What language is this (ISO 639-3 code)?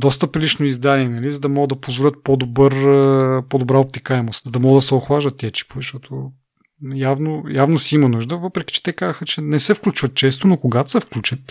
bul